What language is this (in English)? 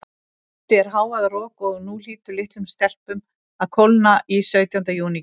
Icelandic